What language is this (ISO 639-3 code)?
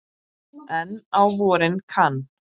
isl